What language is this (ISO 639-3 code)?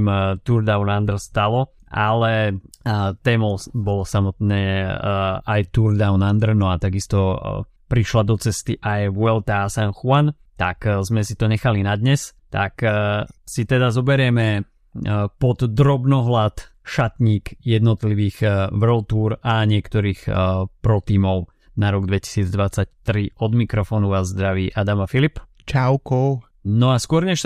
slk